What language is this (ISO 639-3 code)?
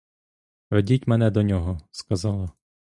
ukr